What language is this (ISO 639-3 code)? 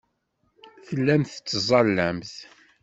kab